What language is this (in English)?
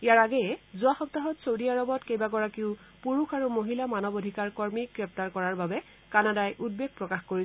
Assamese